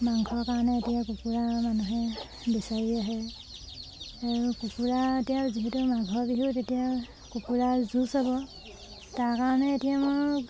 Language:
Assamese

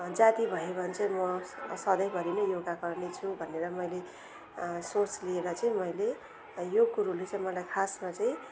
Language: Nepali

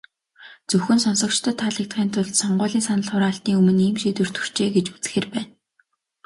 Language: Mongolian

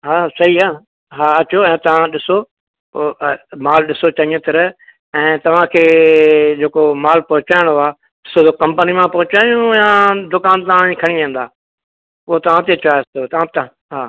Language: Sindhi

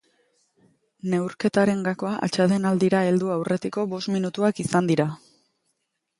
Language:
Basque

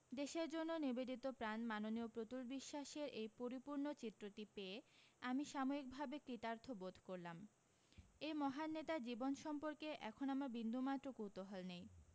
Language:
Bangla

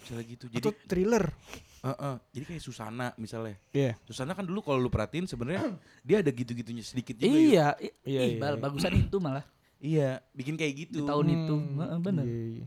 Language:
Indonesian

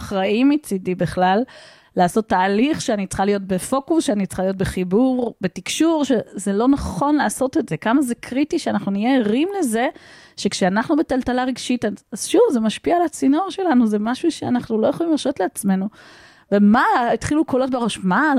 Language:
Hebrew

